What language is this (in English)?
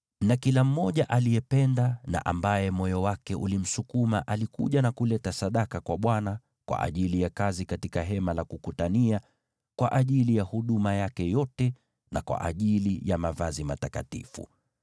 Swahili